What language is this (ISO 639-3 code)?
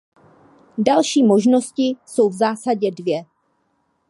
ces